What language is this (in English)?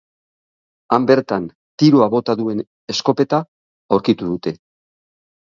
Basque